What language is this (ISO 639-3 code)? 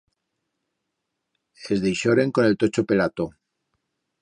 arg